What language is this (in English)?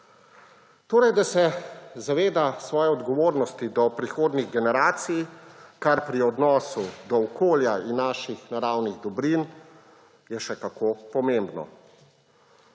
Slovenian